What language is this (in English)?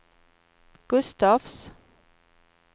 Swedish